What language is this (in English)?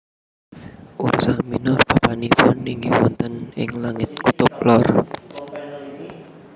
Javanese